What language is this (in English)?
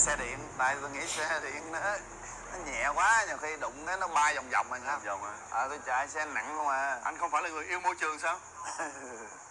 Vietnamese